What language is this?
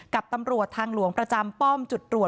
Thai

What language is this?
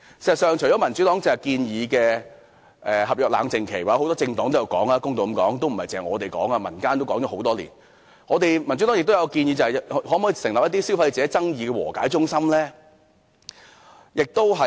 Cantonese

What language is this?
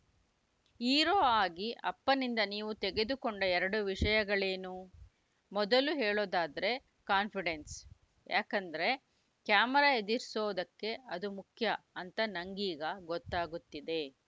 Kannada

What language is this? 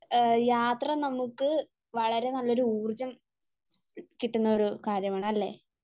Malayalam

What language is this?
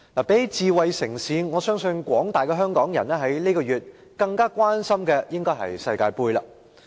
Cantonese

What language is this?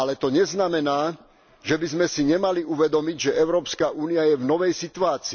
Slovak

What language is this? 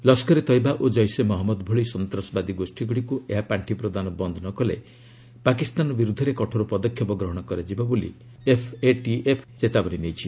Odia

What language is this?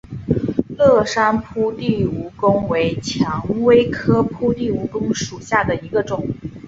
Chinese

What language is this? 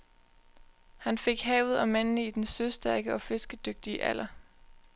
Danish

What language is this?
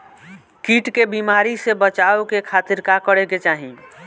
Bhojpuri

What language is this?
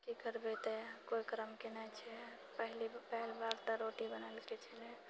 Maithili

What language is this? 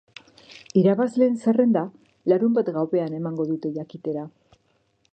Basque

